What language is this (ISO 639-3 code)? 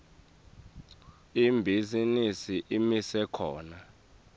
ssw